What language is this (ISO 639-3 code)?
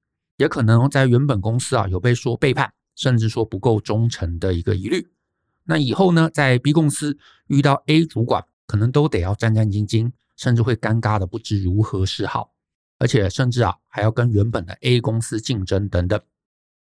zho